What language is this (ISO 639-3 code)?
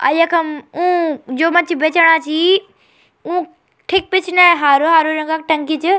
gbm